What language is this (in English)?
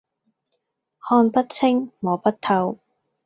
Cantonese